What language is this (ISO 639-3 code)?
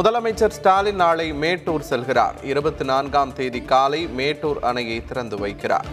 tam